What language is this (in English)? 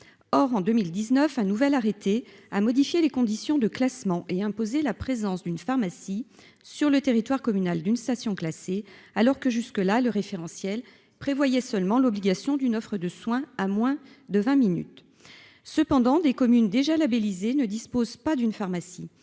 French